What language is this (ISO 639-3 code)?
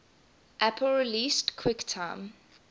eng